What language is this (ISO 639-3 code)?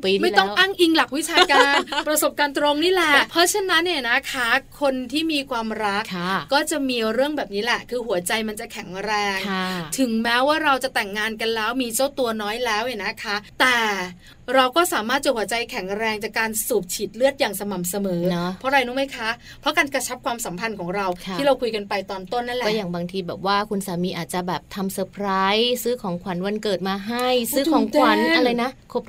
tha